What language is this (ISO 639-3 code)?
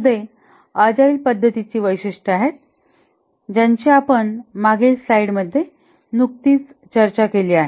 mar